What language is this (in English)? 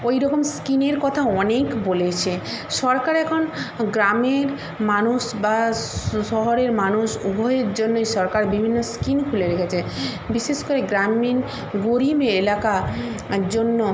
Bangla